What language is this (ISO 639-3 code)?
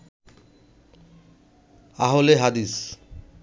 ben